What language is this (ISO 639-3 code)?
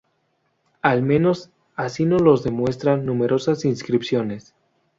spa